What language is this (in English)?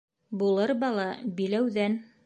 Bashkir